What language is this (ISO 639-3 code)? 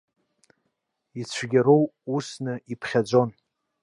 abk